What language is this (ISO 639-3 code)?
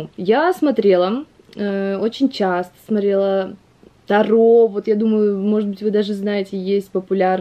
rus